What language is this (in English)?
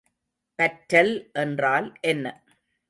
Tamil